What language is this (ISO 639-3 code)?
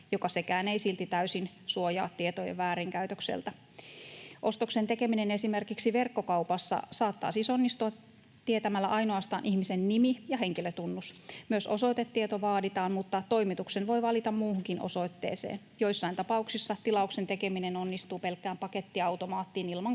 fin